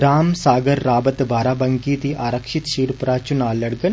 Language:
Dogri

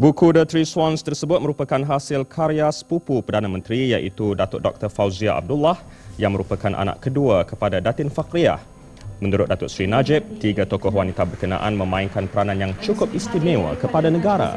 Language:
Malay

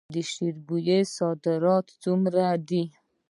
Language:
Pashto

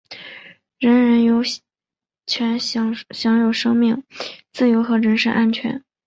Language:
Chinese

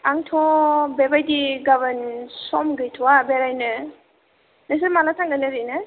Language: Bodo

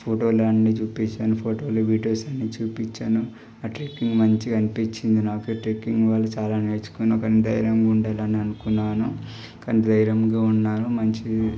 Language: Telugu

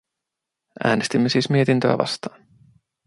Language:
Finnish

